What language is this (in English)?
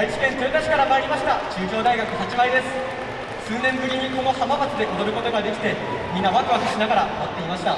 Japanese